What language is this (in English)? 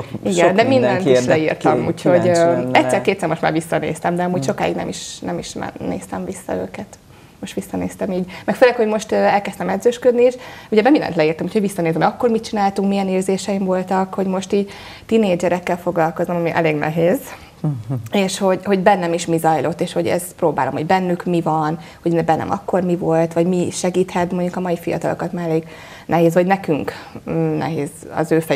Hungarian